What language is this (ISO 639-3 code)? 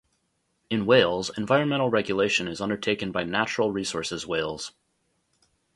eng